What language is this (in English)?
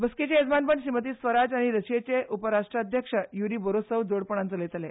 Konkani